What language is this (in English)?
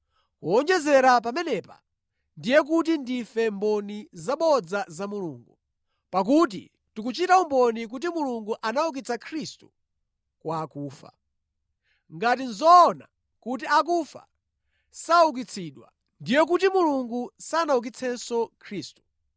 Nyanja